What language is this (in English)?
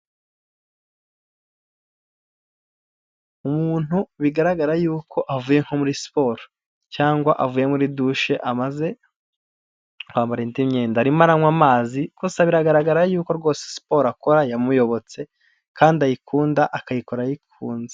Kinyarwanda